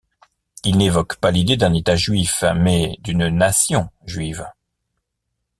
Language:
French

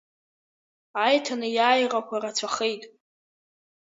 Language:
Abkhazian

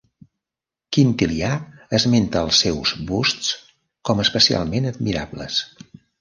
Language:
Catalan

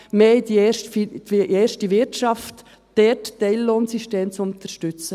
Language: Swiss German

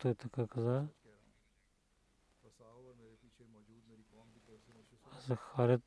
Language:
Bulgarian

